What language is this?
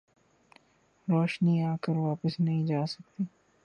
Urdu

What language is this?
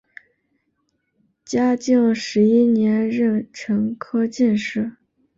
Chinese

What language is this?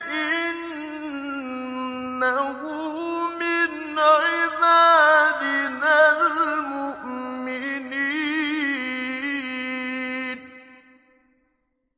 Arabic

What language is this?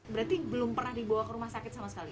Indonesian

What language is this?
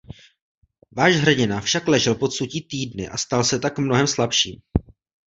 Czech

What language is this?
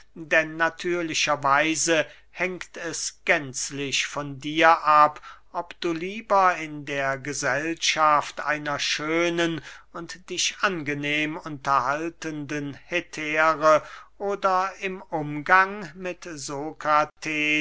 German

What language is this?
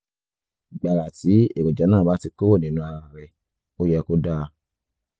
Yoruba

